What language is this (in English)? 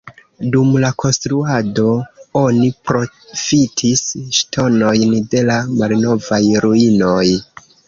Esperanto